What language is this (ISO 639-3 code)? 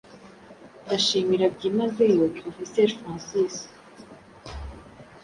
kin